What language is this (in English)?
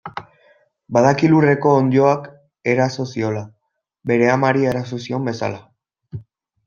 Basque